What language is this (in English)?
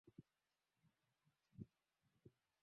Swahili